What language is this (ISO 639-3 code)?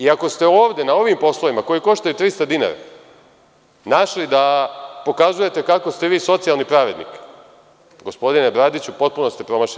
srp